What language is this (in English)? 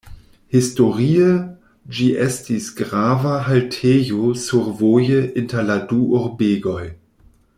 Esperanto